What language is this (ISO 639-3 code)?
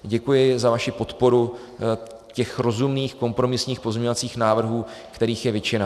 ces